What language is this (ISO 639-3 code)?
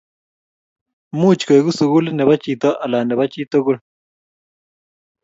kln